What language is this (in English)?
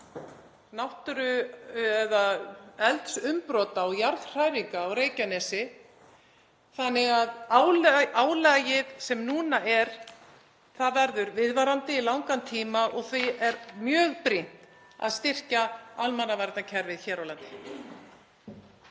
Icelandic